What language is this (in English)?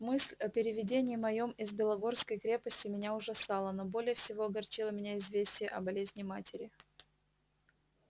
Russian